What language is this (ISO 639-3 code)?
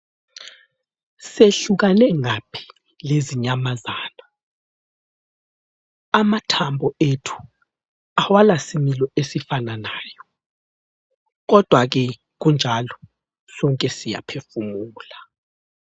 nde